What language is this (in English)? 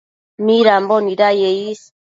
Matsés